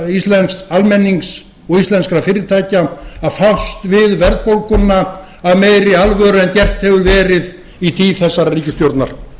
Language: Icelandic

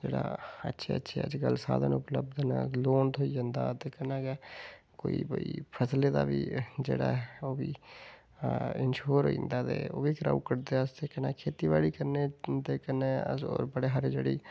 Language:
Dogri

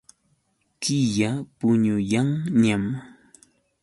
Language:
Yauyos Quechua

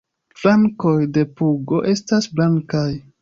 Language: Esperanto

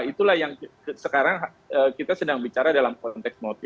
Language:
Indonesian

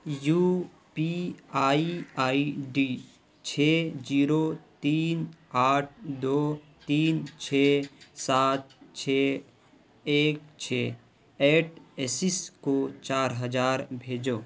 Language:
Urdu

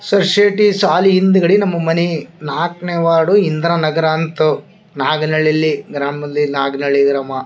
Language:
Kannada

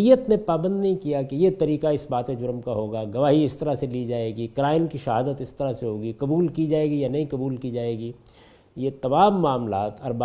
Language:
Urdu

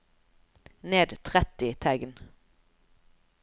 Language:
Norwegian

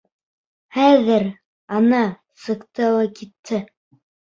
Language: Bashkir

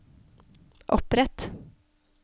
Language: Norwegian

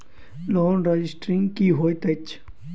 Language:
Maithili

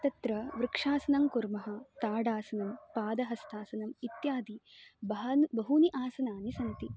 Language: Sanskrit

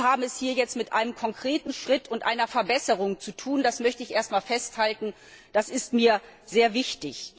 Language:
German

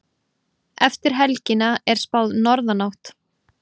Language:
Icelandic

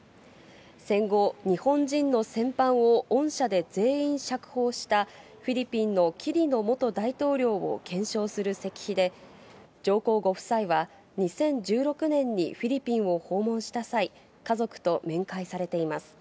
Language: Japanese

